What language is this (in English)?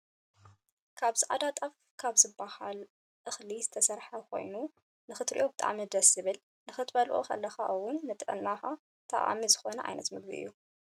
Tigrinya